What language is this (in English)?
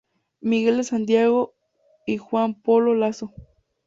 Spanish